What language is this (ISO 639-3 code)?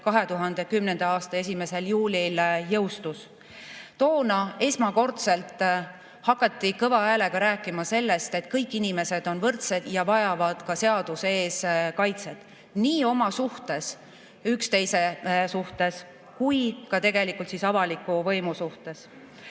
est